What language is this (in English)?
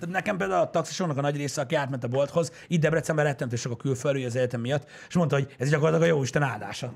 Hungarian